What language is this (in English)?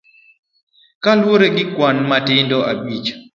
Luo (Kenya and Tanzania)